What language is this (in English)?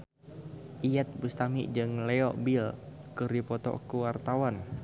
Sundanese